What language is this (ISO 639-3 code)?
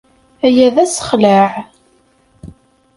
kab